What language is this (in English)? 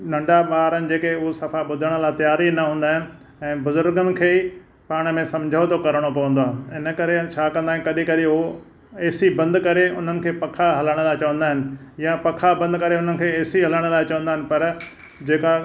Sindhi